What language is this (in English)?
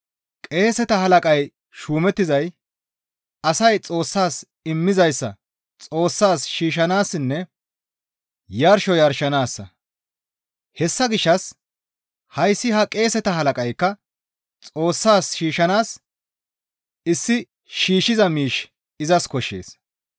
Gamo